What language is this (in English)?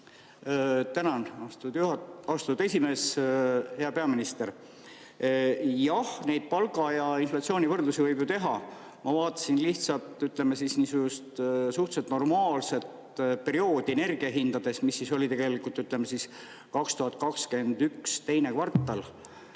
Estonian